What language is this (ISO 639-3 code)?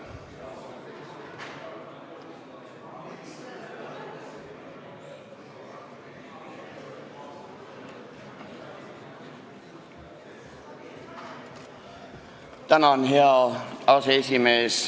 est